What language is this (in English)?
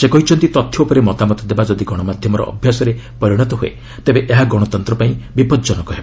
Odia